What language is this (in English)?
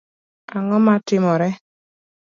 Luo (Kenya and Tanzania)